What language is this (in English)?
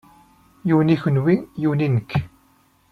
Kabyle